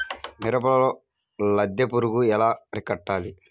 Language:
Telugu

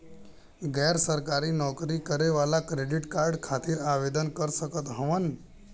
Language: Bhojpuri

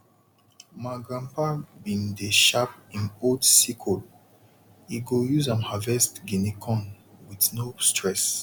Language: Nigerian Pidgin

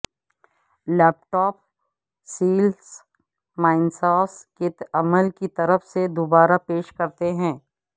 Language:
Urdu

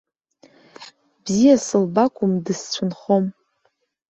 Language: Abkhazian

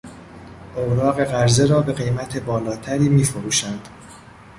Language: Persian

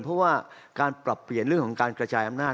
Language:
Thai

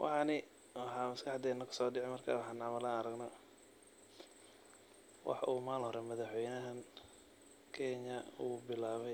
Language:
Somali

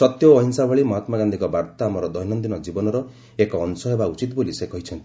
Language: Odia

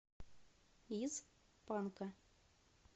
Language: Russian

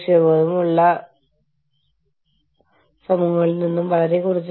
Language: Malayalam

